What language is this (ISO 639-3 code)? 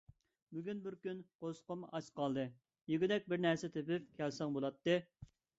uig